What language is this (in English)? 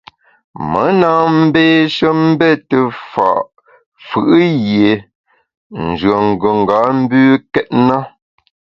Bamun